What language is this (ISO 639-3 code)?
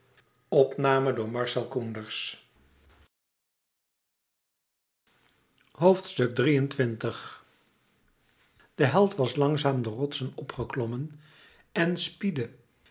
nld